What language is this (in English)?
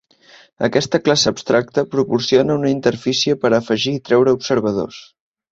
Catalan